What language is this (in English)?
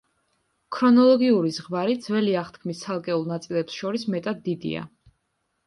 Georgian